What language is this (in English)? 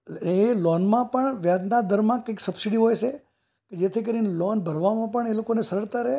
Gujarati